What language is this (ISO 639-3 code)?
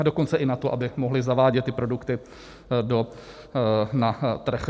ces